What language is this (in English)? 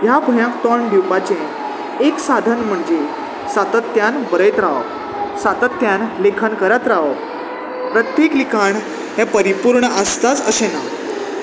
Konkani